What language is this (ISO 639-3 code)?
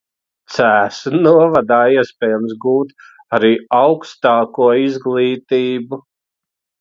lav